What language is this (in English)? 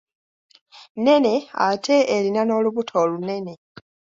Ganda